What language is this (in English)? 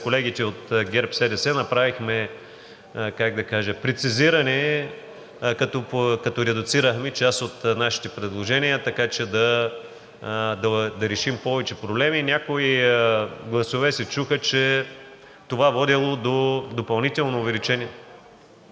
Bulgarian